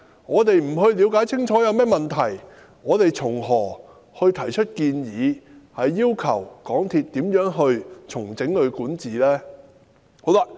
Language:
Cantonese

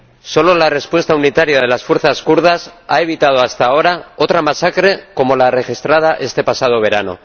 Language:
Spanish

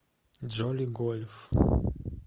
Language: Russian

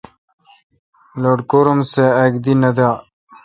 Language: Kalkoti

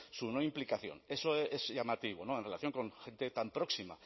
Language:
Spanish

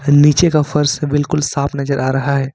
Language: Hindi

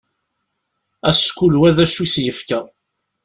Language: Kabyle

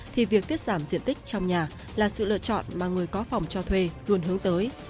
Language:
Vietnamese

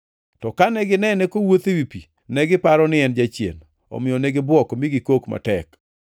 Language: Luo (Kenya and Tanzania)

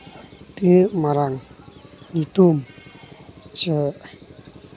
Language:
Santali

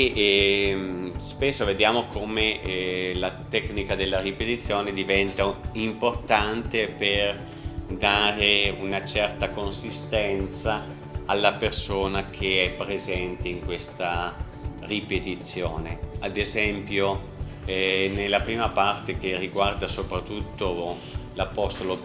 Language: Italian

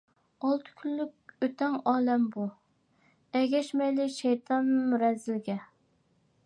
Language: Uyghur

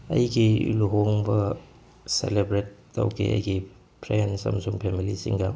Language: Manipuri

